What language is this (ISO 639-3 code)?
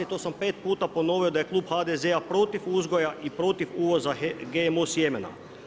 hrv